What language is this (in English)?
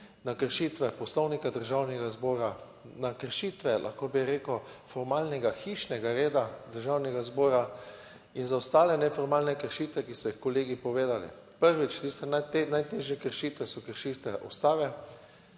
Slovenian